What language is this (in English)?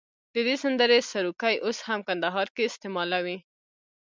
Pashto